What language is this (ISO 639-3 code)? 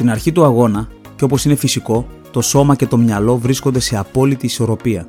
ell